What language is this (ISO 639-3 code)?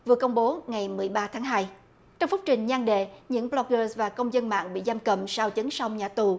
vie